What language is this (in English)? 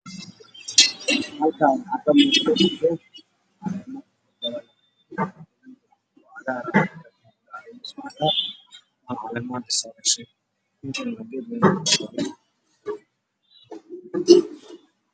Somali